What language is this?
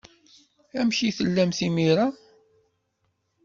Kabyle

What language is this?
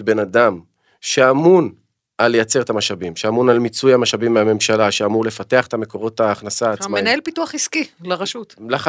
Hebrew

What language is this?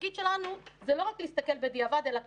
Hebrew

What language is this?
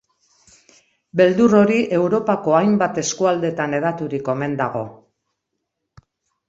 Basque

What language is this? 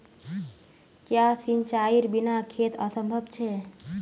Magahi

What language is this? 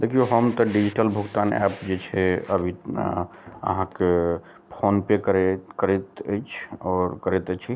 Maithili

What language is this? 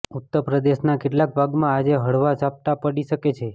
Gujarati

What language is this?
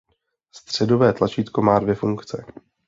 Czech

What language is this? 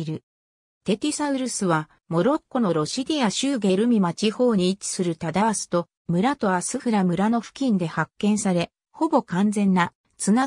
Japanese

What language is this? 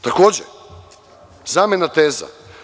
Serbian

